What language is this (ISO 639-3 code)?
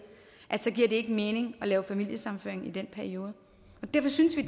dan